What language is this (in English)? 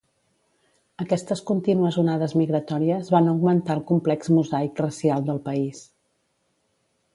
Catalan